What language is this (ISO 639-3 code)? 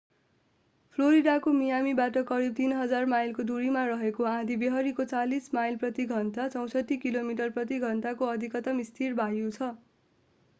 nep